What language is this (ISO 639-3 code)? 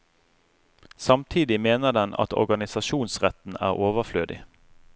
nor